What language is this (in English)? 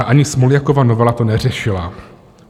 Czech